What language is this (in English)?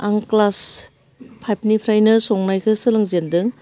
Bodo